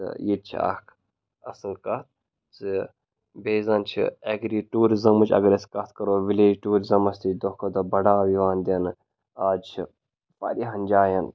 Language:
Kashmiri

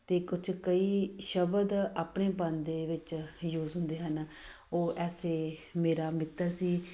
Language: Punjabi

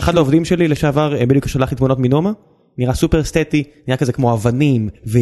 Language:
Hebrew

